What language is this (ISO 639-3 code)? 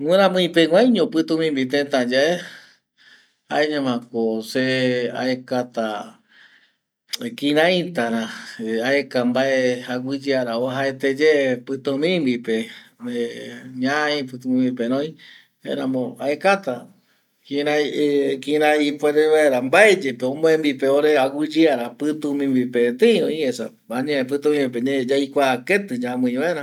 gui